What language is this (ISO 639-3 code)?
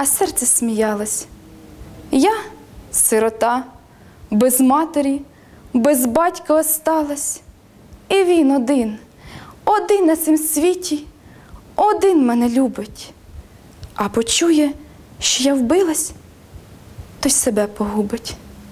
ukr